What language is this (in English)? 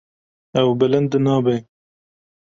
Kurdish